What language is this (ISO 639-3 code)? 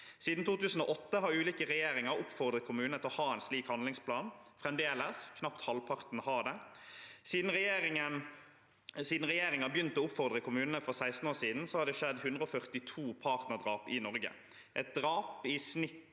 nor